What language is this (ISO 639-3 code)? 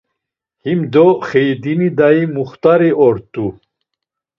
lzz